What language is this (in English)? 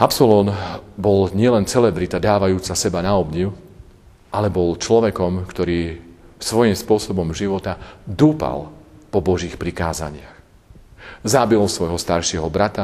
Slovak